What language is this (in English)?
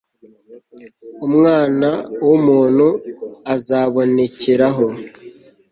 Kinyarwanda